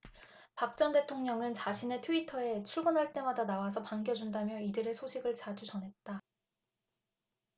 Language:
Korean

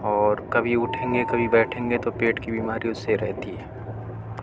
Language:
Urdu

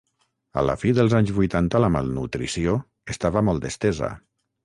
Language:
Catalan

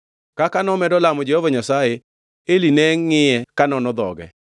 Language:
Luo (Kenya and Tanzania)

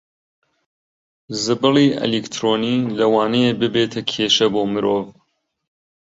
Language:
Central Kurdish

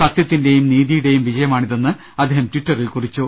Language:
Malayalam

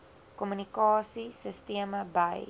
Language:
Afrikaans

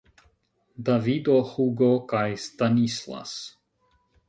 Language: Esperanto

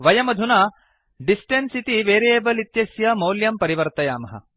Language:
Sanskrit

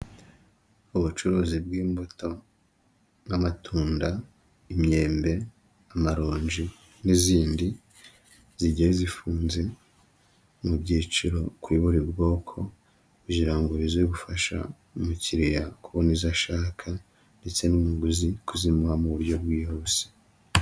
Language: Kinyarwanda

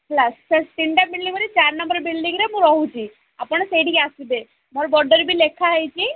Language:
Odia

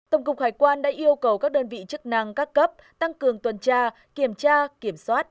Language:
Vietnamese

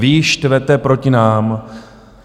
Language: Czech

